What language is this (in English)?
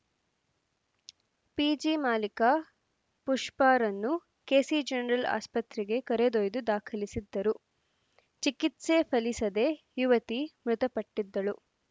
Kannada